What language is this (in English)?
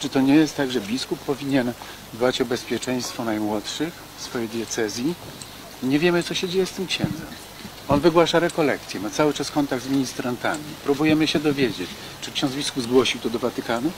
Polish